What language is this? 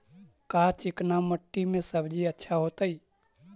Magahi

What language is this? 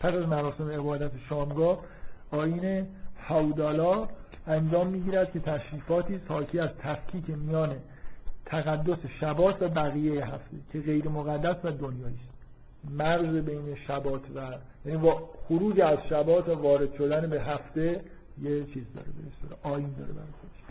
Persian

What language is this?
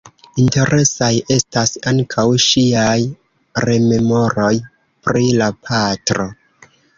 Esperanto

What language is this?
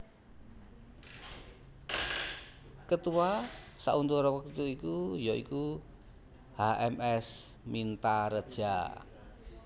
Javanese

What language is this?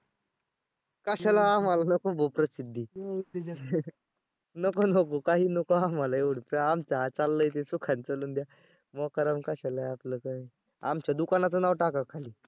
Marathi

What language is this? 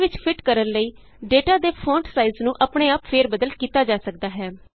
Punjabi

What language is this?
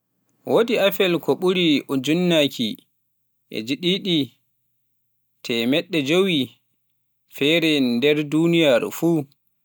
Pular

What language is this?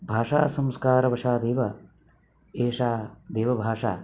Sanskrit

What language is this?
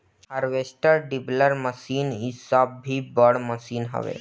Bhojpuri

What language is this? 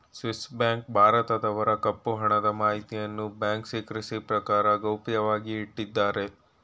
Kannada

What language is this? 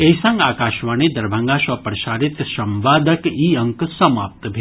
Maithili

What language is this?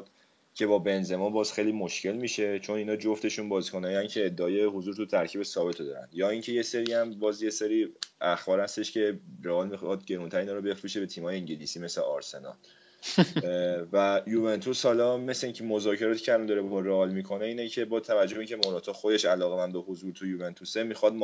Persian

